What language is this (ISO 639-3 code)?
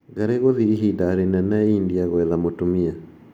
kik